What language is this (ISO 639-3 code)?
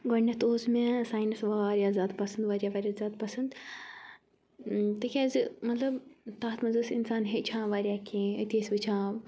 kas